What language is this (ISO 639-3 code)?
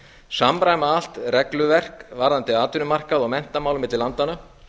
isl